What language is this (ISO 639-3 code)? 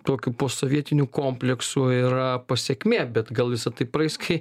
lit